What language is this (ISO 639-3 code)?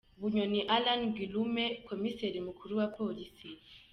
kin